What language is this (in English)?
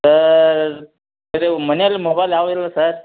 Kannada